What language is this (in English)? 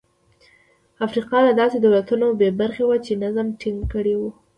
Pashto